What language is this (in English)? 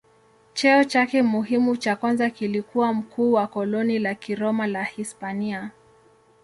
Swahili